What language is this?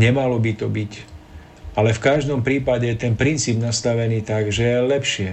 Slovak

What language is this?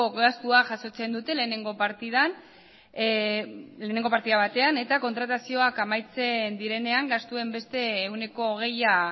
Basque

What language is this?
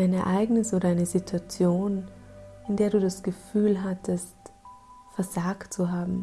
German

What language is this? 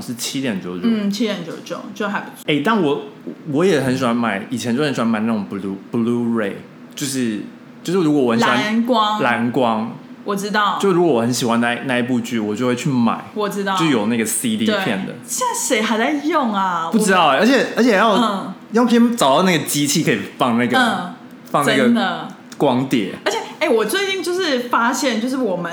Chinese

